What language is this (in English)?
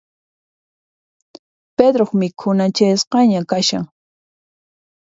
Puno Quechua